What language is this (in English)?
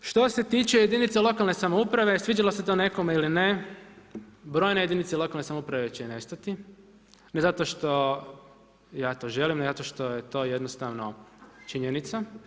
Croatian